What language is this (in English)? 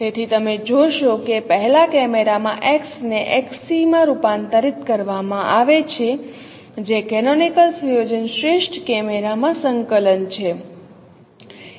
Gujarati